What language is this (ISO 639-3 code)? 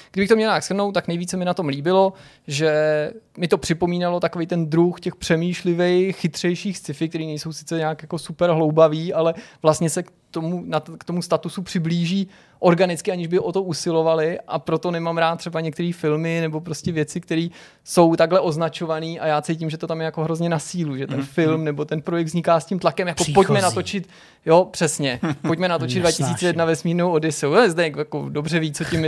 ces